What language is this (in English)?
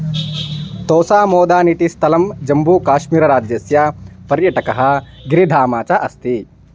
Sanskrit